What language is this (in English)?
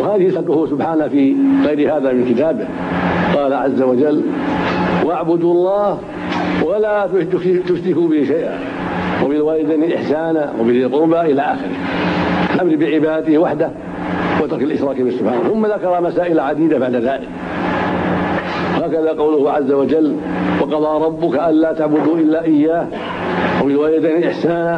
Arabic